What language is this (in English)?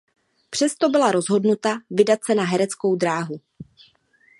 Czech